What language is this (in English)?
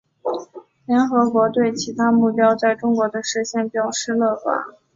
Chinese